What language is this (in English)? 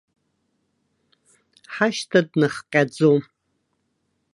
Abkhazian